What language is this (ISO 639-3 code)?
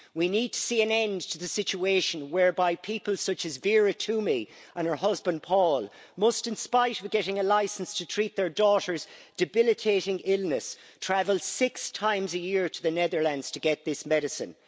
eng